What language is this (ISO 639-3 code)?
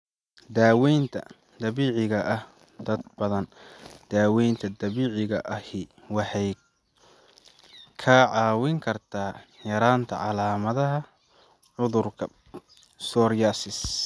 som